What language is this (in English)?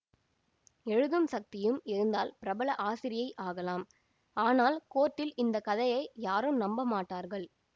Tamil